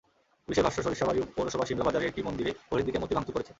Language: Bangla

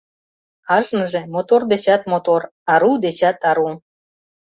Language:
Mari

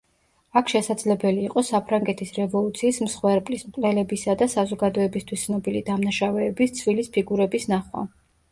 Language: Georgian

